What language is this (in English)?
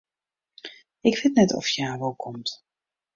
Western Frisian